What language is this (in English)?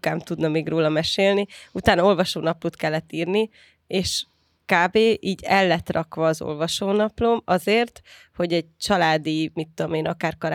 Hungarian